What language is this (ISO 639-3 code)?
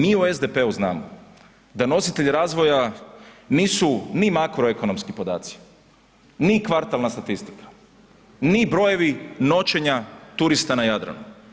hrv